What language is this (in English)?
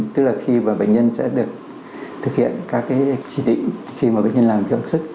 Vietnamese